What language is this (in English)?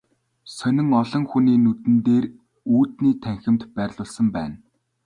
Mongolian